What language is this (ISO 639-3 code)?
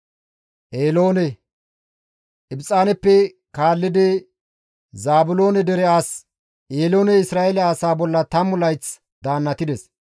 gmv